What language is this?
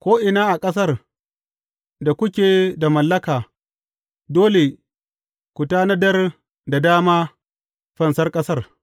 Hausa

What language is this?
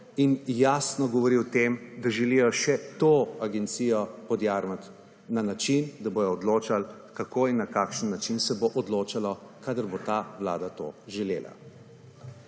Slovenian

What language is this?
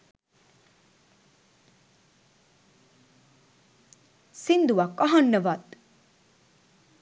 Sinhala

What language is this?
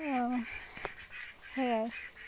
Assamese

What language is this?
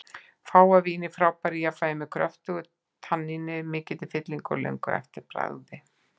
Icelandic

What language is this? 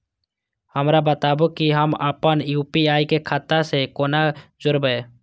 Maithili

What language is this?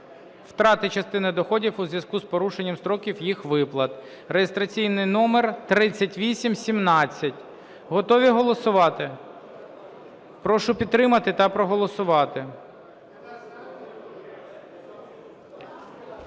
Ukrainian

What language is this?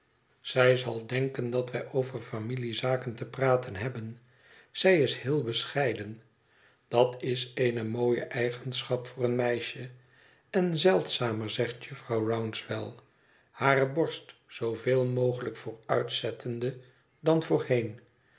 Dutch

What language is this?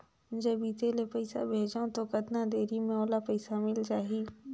Chhattisgarhi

